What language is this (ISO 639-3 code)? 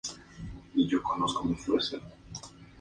spa